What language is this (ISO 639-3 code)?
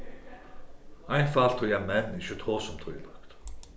fao